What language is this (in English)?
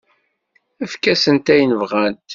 Kabyle